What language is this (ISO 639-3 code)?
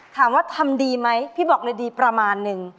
tha